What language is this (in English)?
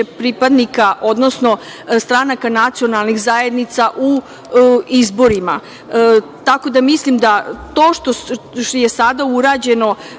Serbian